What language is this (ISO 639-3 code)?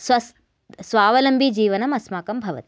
san